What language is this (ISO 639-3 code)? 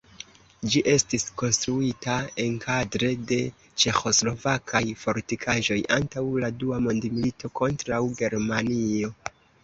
epo